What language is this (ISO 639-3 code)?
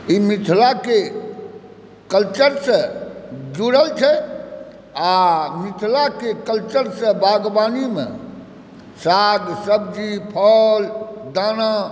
mai